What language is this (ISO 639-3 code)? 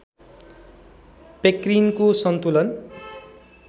nep